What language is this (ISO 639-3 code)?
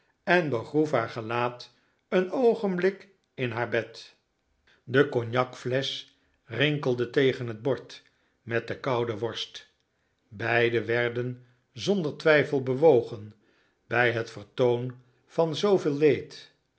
nld